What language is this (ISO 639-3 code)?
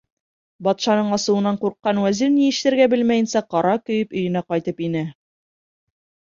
bak